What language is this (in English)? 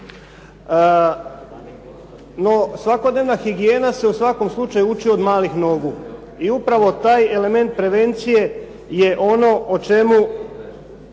Croatian